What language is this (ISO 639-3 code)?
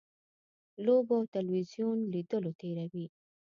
pus